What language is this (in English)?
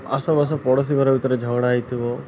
Odia